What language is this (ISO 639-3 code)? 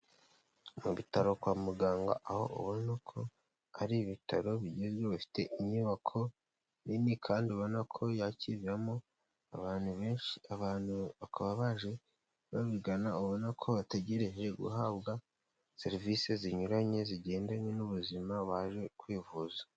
kin